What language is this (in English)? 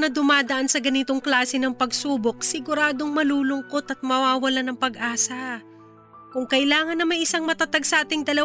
Filipino